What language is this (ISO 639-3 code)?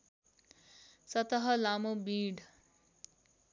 nep